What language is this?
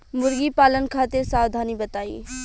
Bhojpuri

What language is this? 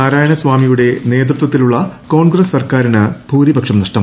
Malayalam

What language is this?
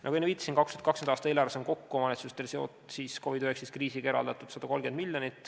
Estonian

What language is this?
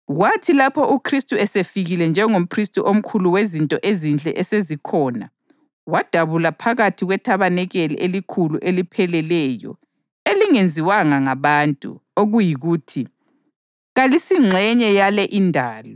North Ndebele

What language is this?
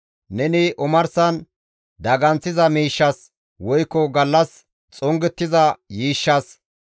Gamo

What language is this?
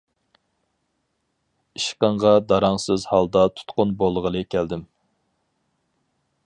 Uyghur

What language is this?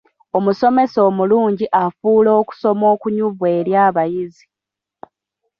Ganda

